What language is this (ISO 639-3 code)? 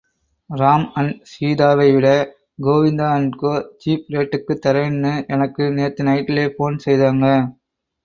tam